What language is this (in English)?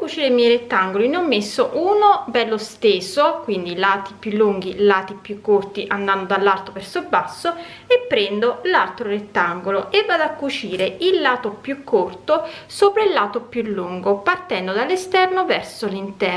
Italian